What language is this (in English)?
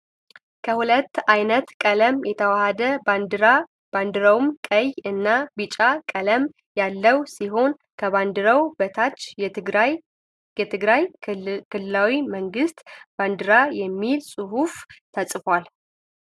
Amharic